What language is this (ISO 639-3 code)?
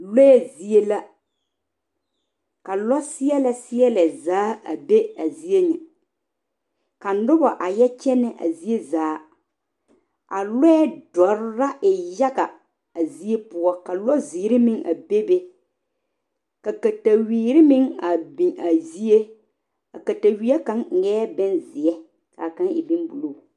dga